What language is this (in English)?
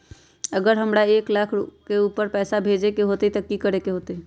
Magahi